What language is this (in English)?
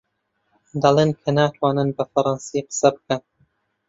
Central Kurdish